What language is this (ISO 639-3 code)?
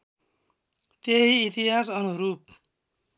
nep